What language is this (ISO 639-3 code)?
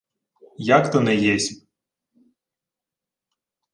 ukr